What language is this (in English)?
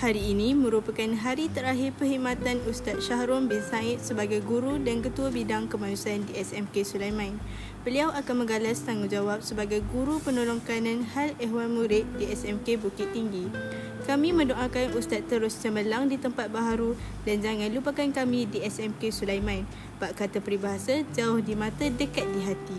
Malay